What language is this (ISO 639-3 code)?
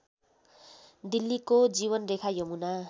nep